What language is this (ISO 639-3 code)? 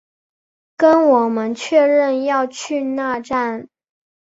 zho